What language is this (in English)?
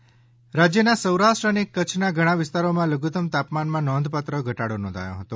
Gujarati